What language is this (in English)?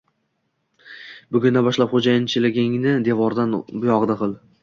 Uzbek